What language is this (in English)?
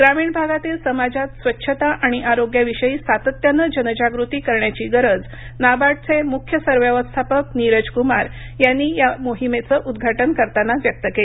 Marathi